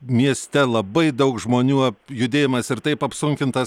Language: Lithuanian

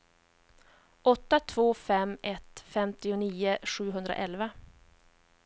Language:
Swedish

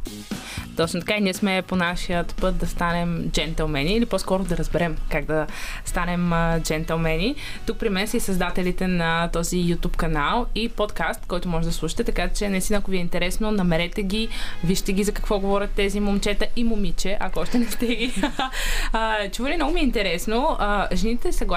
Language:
Bulgarian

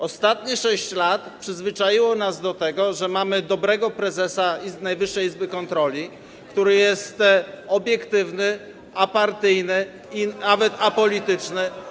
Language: Polish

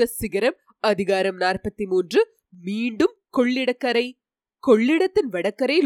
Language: Tamil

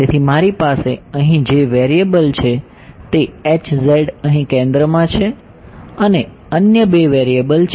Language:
Gujarati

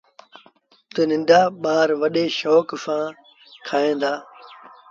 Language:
Sindhi Bhil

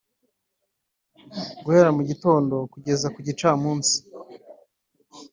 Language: Kinyarwanda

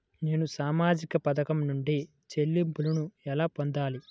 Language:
Telugu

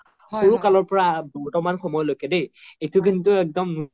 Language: Assamese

